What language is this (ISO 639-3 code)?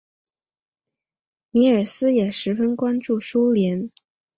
zho